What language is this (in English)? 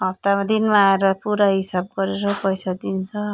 Nepali